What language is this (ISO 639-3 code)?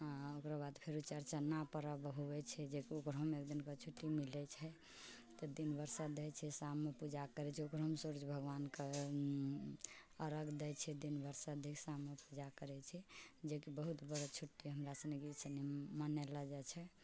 mai